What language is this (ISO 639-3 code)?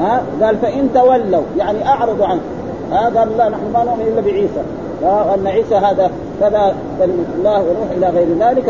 ara